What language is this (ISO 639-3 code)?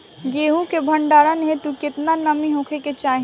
bho